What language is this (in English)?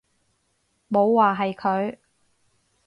Cantonese